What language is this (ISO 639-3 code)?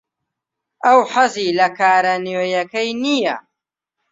ckb